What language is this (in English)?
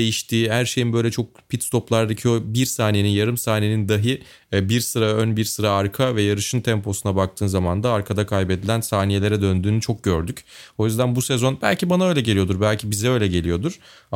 Turkish